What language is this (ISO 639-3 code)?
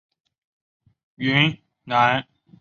zho